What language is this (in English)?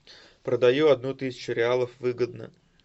Russian